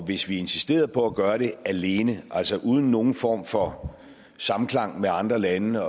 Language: Danish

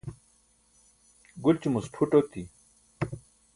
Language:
Burushaski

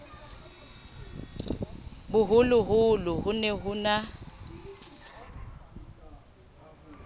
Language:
Southern Sotho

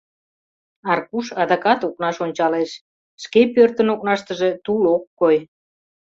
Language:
Mari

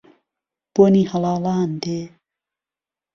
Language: Central Kurdish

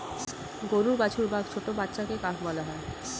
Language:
Bangla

